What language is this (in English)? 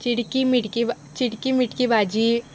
Konkani